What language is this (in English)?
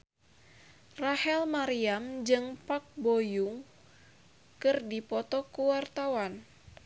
Sundanese